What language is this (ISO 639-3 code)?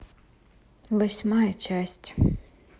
rus